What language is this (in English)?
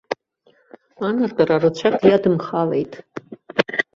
Abkhazian